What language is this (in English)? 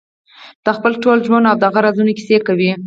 Pashto